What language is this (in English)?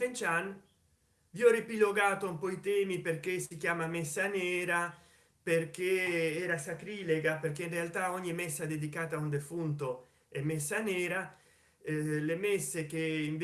Italian